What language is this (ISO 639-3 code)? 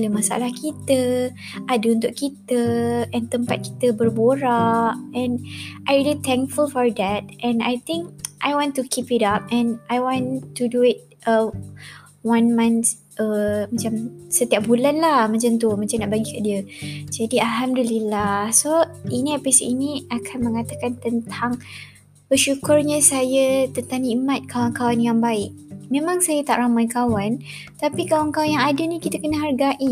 msa